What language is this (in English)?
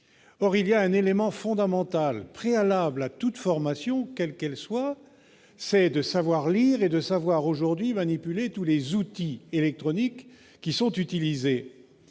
French